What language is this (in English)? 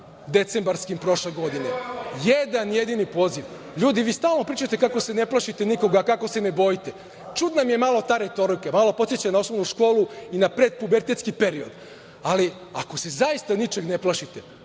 Serbian